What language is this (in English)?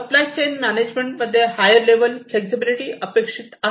Marathi